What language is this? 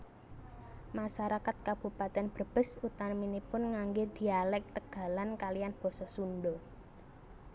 Javanese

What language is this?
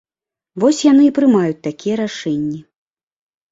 Belarusian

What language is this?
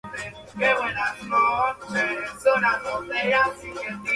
Spanish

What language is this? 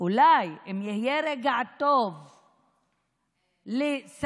Hebrew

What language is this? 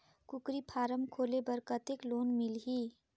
Chhattisgarhi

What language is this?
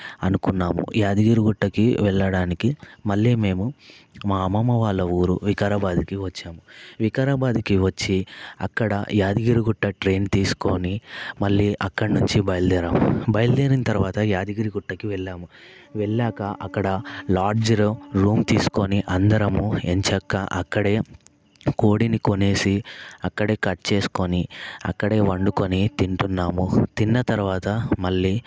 Telugu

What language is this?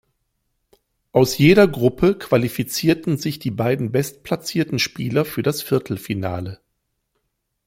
German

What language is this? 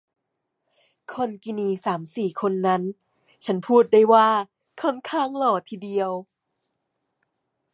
Thai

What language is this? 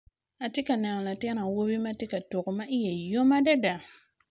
Acoli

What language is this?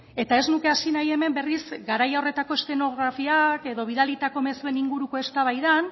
Basque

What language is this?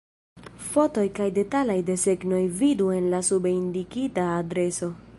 Esperanto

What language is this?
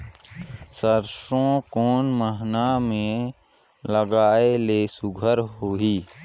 Chhattisgarhi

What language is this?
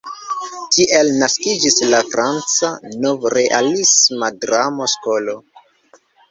Esperanto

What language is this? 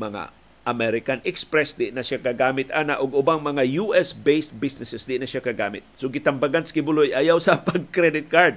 Filipino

